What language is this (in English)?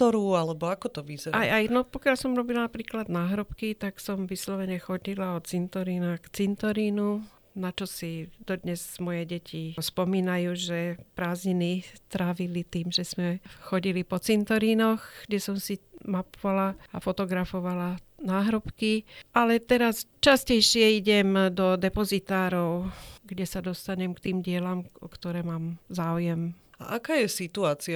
Slovak